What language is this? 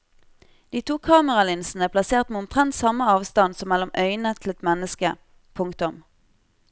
Norwegian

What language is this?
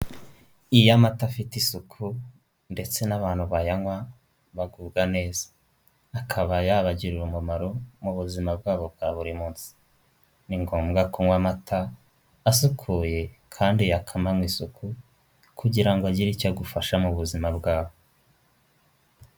Kinyarwanda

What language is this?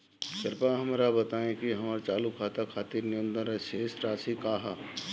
Bhojpuri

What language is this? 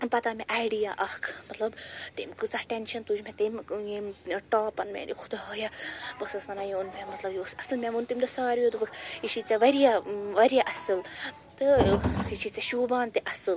Kashmiri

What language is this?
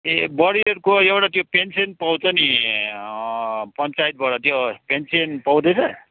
Nepali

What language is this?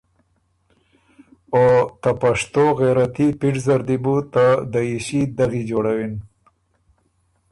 Ormuri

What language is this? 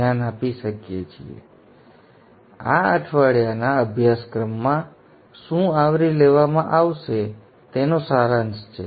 Gujarati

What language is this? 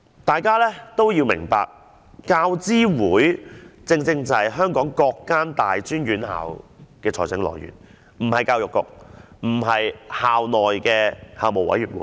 Cantonese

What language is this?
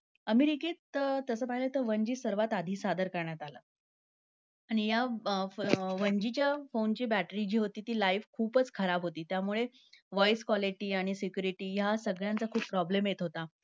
Marathi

